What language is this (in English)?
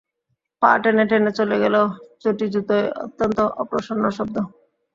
Bangla